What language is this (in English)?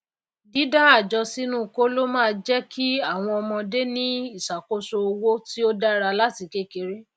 Yoruba